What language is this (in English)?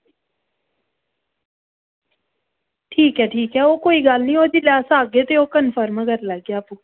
Dogri